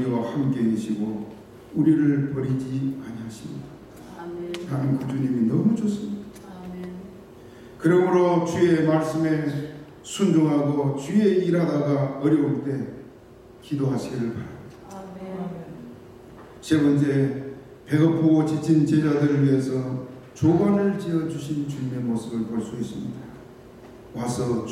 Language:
Korean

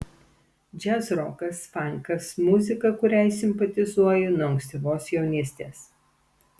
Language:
Lithuanian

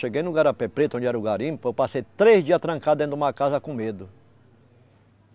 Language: Portuguese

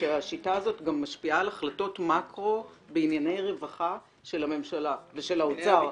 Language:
Hebrew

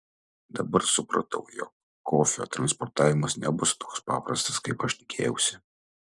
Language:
Lithuanian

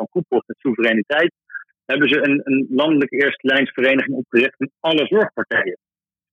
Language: Dutch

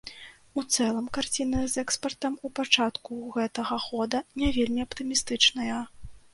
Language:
Belarusian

